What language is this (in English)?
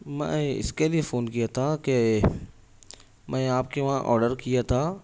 Urdu